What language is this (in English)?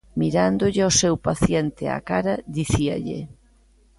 Galician